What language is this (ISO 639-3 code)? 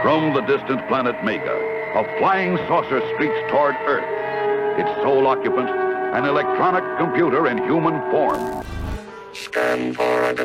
ron